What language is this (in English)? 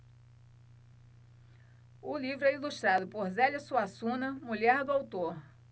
Portuguese